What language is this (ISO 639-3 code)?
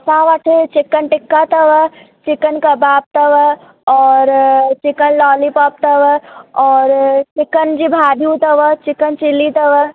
snd